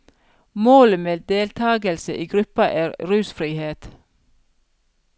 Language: Norwegian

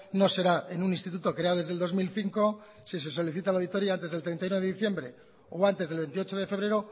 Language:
Spanish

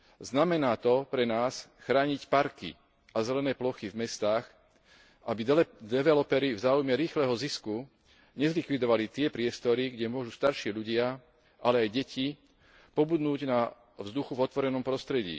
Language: Slovak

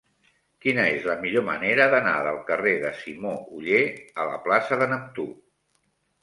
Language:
Catalan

